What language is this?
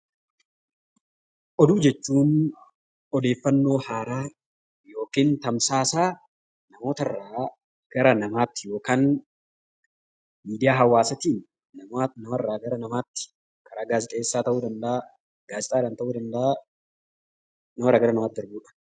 Oromo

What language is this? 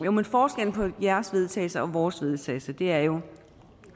Danish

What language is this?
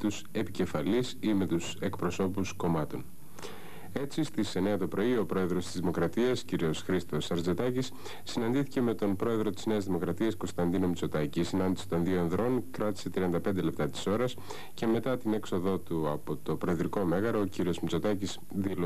Greek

